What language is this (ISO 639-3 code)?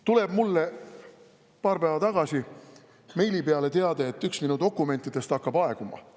est